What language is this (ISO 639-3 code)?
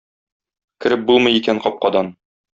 tat